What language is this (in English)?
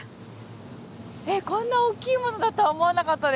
Japanese